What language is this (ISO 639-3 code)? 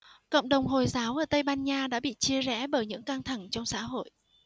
vie